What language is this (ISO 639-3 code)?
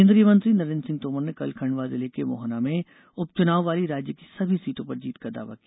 hin